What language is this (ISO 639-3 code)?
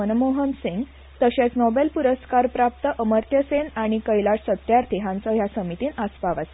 kok